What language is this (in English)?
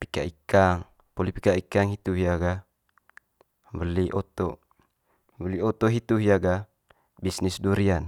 Manggarai